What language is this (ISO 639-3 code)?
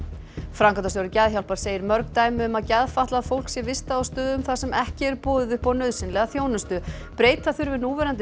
isl